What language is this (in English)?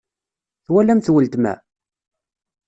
Kabyle